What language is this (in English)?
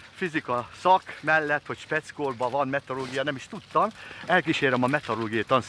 Hungarian